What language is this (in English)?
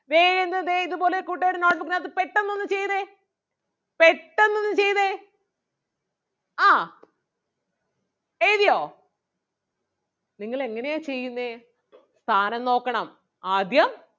Malayalam